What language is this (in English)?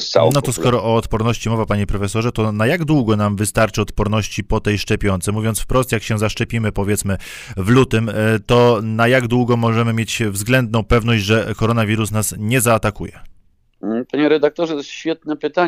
Polish